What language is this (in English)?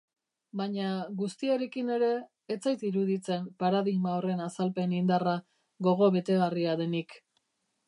Basque